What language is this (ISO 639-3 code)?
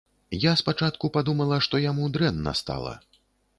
bel